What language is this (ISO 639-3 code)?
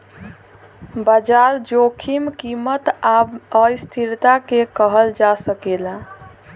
bho